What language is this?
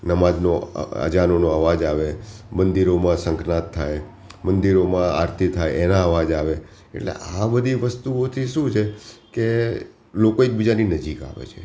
Gujarati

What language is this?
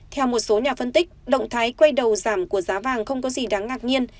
Vietnamese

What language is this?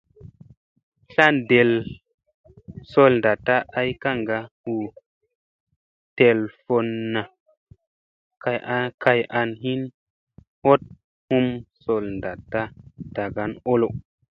Musey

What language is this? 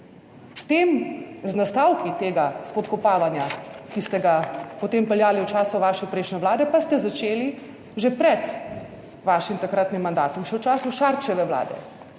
Slovenian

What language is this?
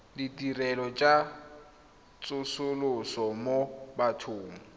Tswana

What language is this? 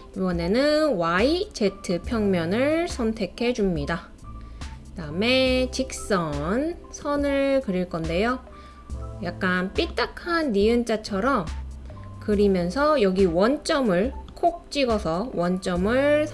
Korean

